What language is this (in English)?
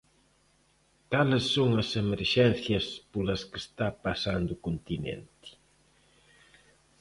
Galician